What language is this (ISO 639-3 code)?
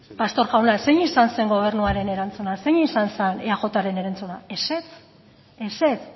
eus